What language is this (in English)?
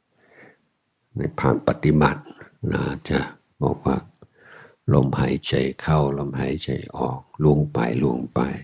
Thai